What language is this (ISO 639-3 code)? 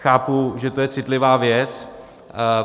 ces